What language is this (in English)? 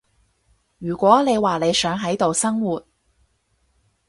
Cantonese